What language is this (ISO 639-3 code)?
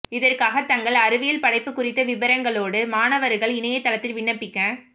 tam